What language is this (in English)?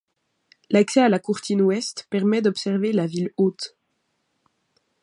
French